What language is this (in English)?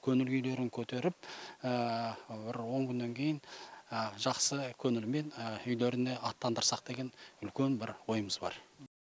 Kazakh